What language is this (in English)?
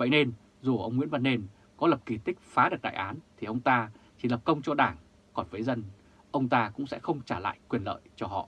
Vietnamese